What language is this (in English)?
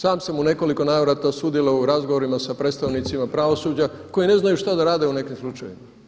Croatian